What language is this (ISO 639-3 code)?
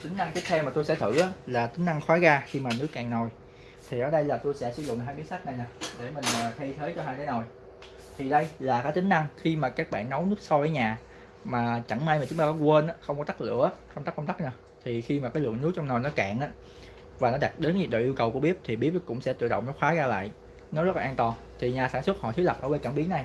vie